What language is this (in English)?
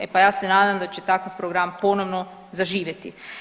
Croatian